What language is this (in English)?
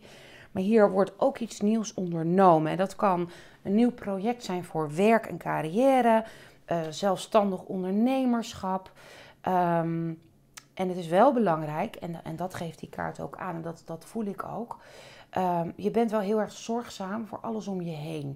Dutch